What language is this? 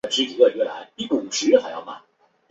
Chinese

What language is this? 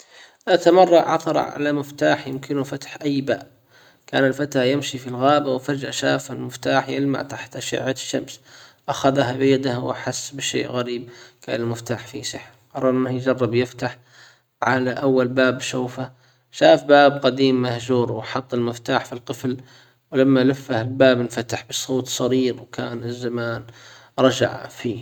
Hijazi Arabic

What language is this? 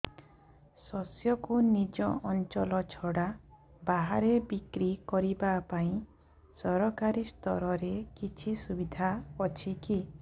Odia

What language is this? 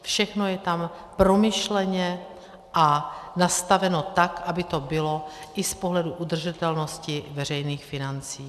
Czech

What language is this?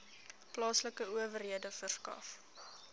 Afrikaans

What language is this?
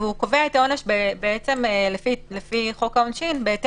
Hebrew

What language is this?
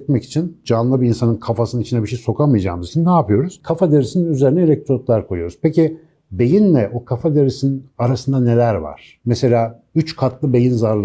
Turkish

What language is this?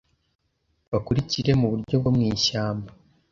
Kinyarwanda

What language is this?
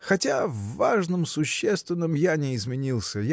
Russian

